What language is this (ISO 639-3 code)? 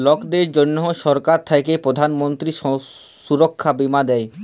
ben